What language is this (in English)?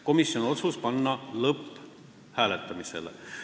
Estonian